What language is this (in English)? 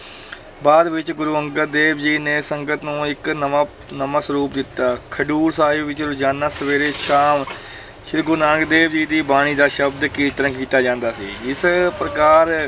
Punjabi